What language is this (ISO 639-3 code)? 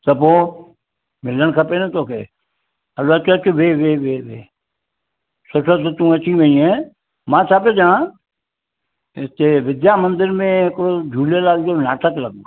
snd